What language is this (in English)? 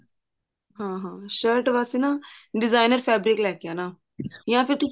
Punjabi